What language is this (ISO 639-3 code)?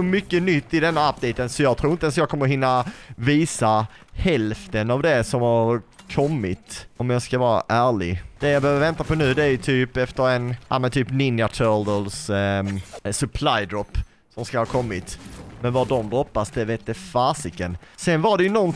swe